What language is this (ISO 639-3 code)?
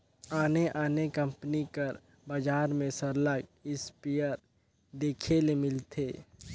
hne